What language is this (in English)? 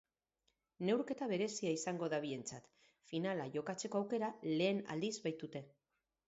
Basque